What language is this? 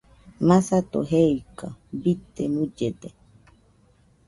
Nüpode Huitoto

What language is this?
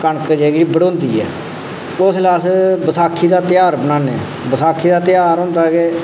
Dogri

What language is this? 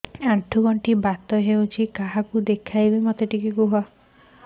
Odia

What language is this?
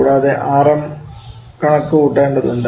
Malayalam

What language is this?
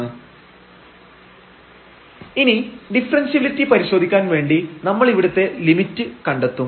Malayalam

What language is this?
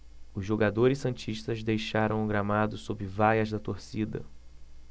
Portuguese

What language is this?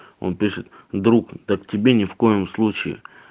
Russian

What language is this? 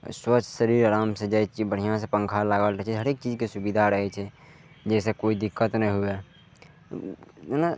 Maithili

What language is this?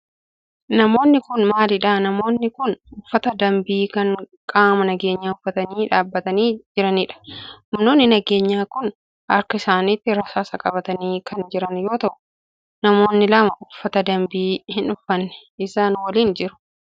Oromo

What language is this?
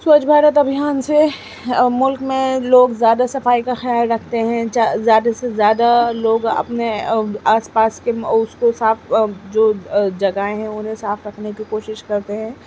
Urdu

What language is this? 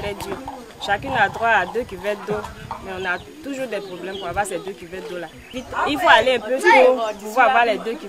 French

